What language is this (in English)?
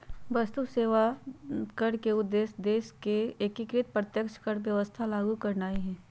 Magahi